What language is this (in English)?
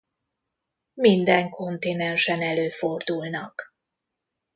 Hungarian